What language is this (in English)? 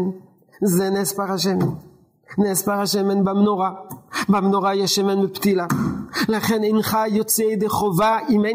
Hebrew